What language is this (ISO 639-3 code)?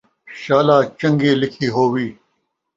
skr